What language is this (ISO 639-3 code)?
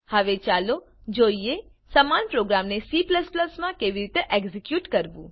guj